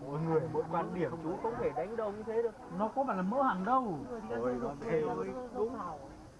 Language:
Vietnamese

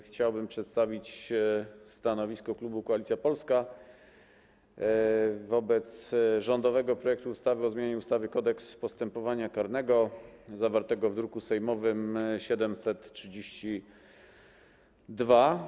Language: Polish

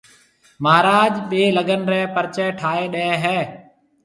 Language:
Marwari (Pakistan)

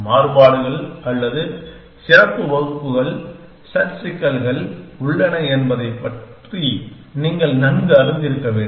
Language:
Tamil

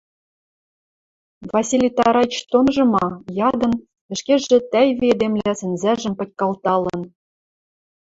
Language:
Western Mari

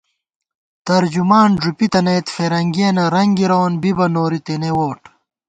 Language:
Gawar-Bati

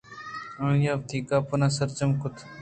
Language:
Eastern Balochi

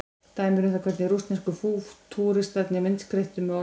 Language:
Icelandic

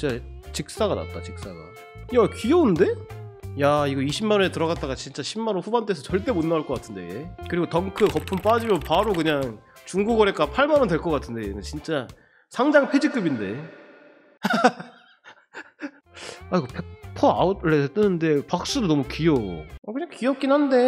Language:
Korean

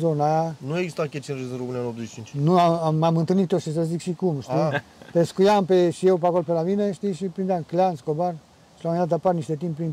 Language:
Romanian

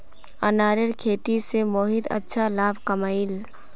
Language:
Magahi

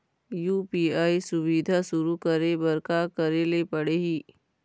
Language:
Chhattisgarhi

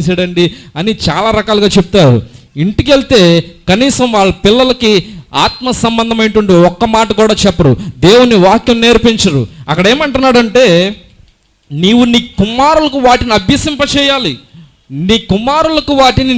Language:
Indonesian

